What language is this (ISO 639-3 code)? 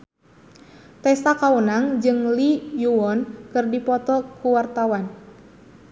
sun